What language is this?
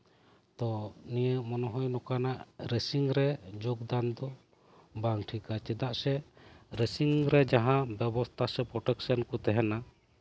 Santali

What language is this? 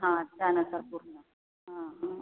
Marathi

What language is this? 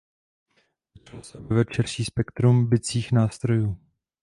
Czech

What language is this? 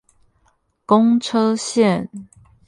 Chinese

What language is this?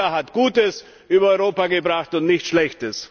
German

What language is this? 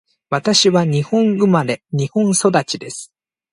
Japanese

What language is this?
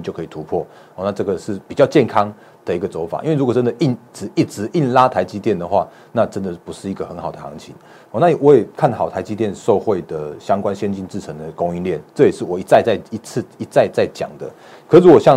Chinese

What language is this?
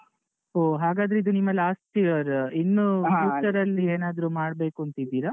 Kannada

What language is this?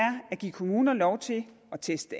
Danish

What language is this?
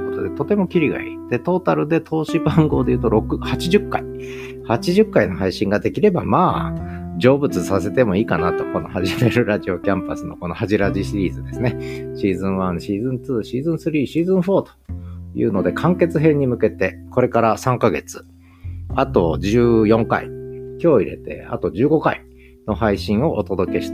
Japanese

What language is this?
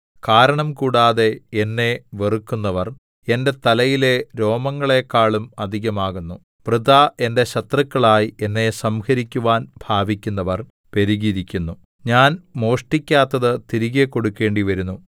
Malayalam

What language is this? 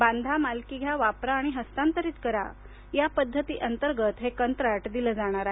Marathi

